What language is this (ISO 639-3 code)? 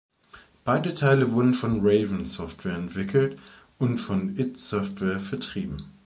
deu